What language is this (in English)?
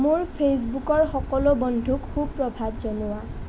Assamese